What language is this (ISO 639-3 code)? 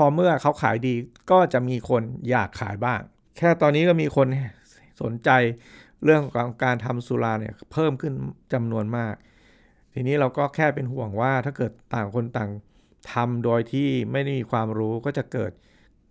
tha